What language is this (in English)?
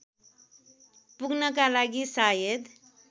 Nepali